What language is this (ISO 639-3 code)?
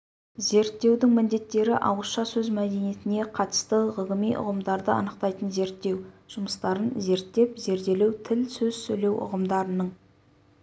kaz